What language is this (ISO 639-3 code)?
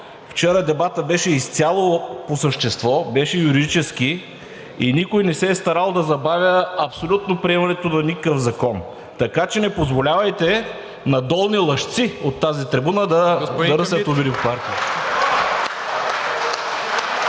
bul